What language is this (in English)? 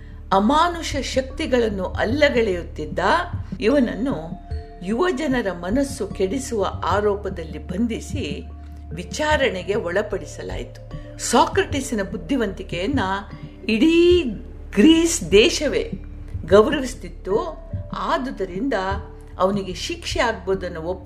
Kannada